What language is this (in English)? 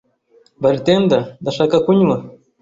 Kinyarwanda